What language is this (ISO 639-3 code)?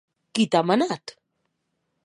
oci